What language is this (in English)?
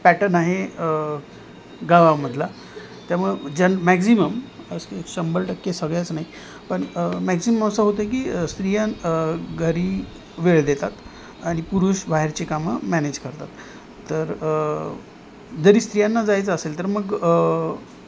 Marathi